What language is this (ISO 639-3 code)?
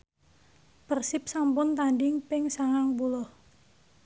jav